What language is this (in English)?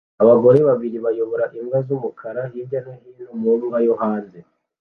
Kinyarwanda